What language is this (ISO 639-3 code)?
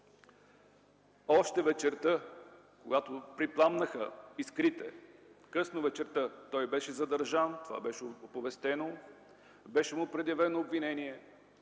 bul